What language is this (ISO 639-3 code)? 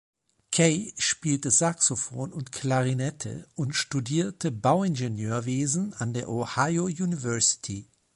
deu